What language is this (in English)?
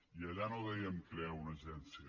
Catalan